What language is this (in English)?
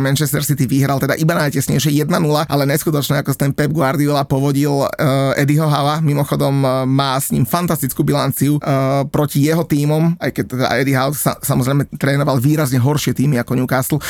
Slovak